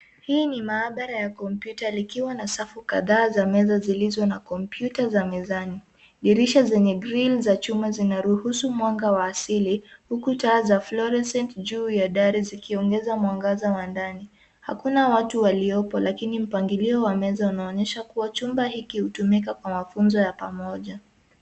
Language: Swahili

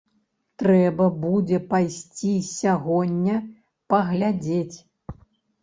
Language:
Belarusian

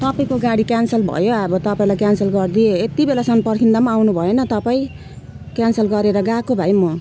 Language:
Nepali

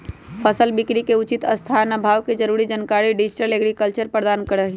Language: Magahi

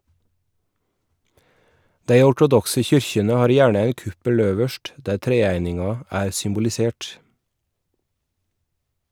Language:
Norwegian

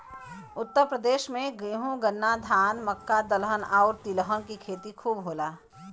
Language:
Bhojpuri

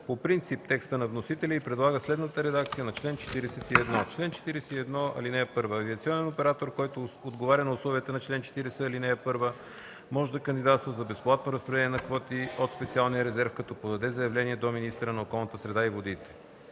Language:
Bulgarian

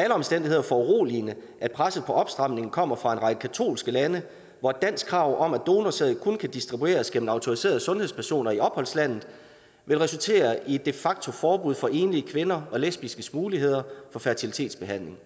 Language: Danish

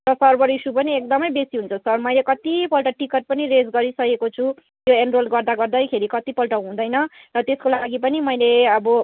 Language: Nepali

